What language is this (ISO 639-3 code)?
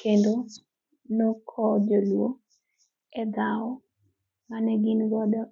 luo